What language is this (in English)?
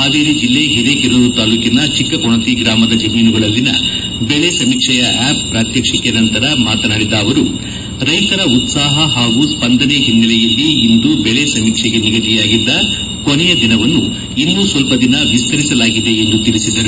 Kannada